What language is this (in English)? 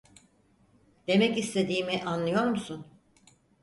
Turkish